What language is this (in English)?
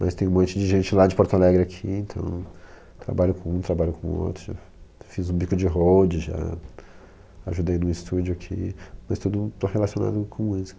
Portuguese